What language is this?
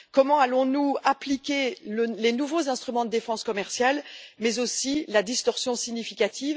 French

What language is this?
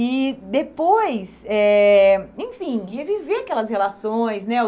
Portuguese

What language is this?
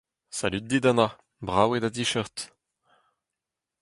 Breton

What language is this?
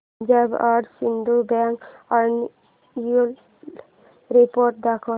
Marathi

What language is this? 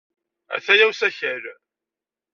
Kabyle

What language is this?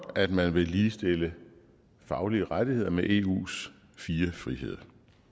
Danish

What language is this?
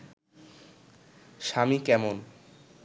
Bangla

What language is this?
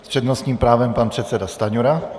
Czech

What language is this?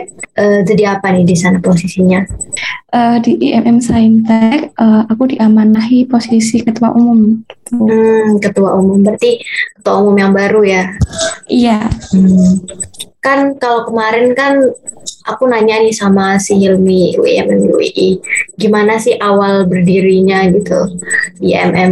Indonesian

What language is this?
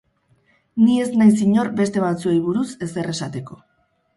Basque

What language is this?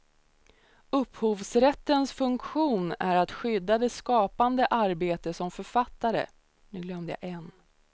Swedish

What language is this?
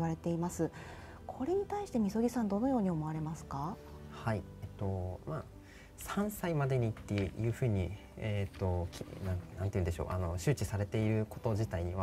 Japanese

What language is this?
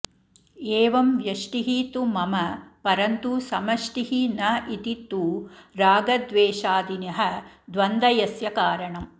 Sanskrit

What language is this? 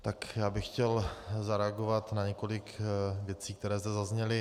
Czech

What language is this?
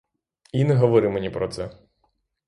Ukrainian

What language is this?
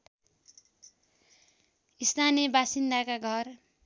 Nepali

